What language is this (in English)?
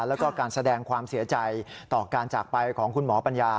Thai